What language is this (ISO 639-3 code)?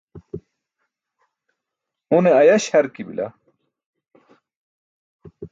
bsk